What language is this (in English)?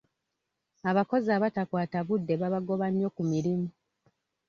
Ganda